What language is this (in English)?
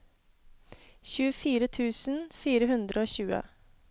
Norwegian